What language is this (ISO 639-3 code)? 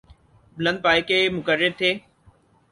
urd